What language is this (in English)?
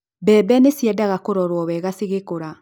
Kikuyu